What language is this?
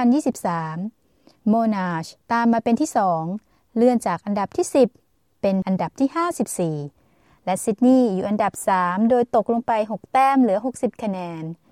Thai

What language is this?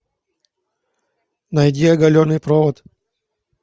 Russian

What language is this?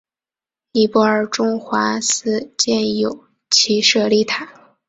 Chinese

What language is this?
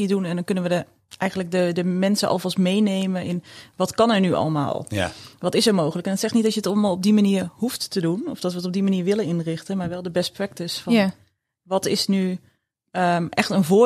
Dutch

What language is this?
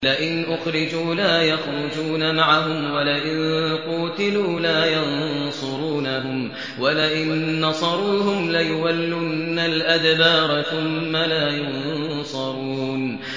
Arabic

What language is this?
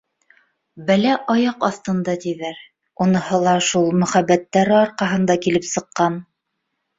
Bashkir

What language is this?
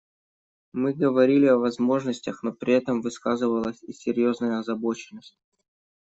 Russian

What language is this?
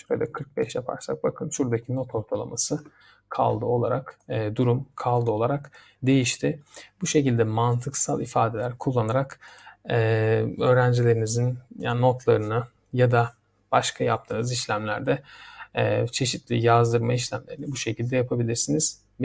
Turkish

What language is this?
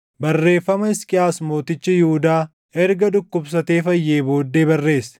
Oromo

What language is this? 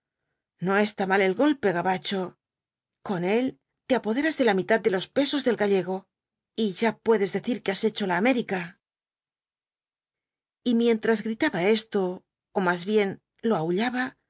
Spanish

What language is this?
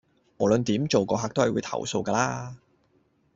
Cantonese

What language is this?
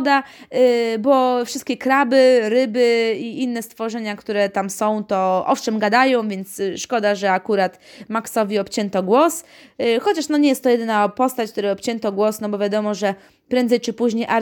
Polish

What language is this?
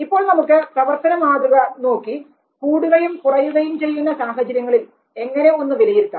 Malayalam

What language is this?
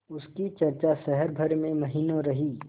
Hindi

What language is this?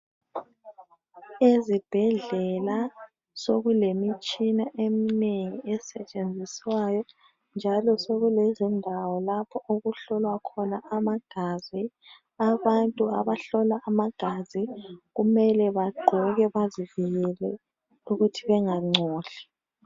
North Ndebele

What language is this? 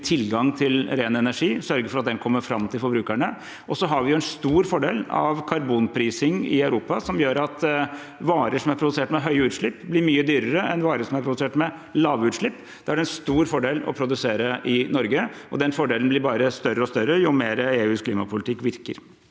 Norwegian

